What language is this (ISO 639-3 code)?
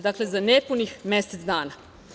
srp